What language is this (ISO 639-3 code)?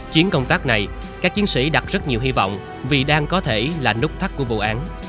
vie